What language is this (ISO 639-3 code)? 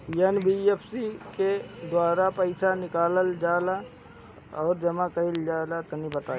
bho